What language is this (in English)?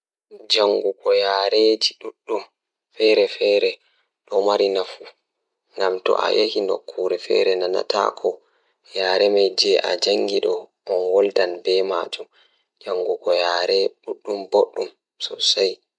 Fula